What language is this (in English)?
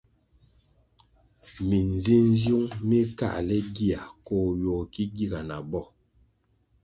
Kwasio